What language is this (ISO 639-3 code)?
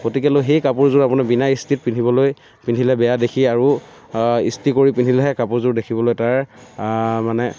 asm